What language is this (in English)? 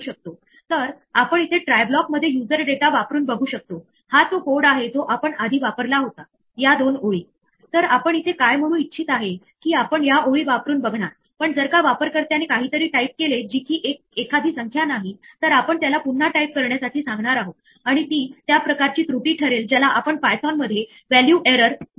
Marathi